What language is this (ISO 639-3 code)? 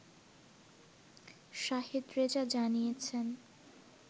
ben